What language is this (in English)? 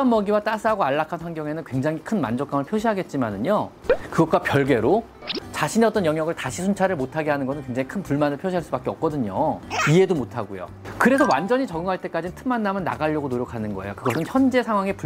Korean